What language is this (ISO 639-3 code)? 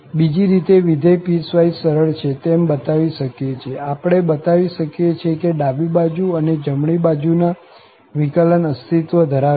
guj